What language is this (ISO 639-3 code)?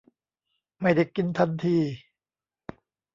tha